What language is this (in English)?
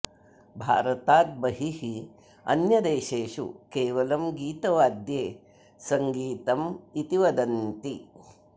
Sanskrit